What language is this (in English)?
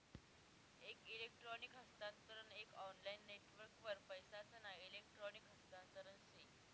Marathi